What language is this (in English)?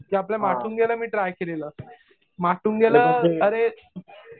Marathi